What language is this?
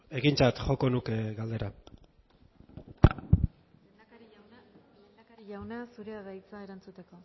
Basque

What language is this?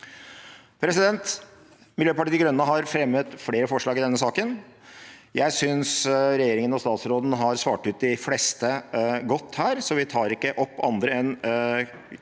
Norwegian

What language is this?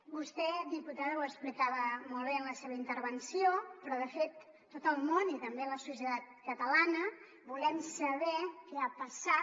Catalan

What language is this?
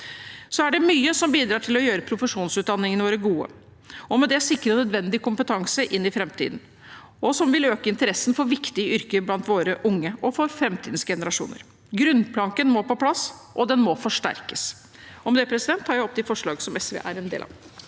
Norwegian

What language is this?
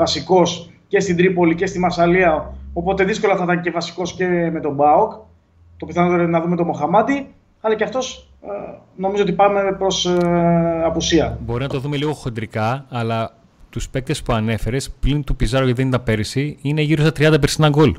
Greek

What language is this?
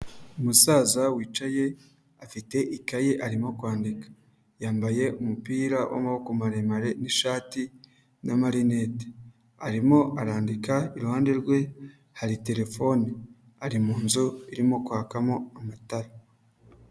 Kinyarwanda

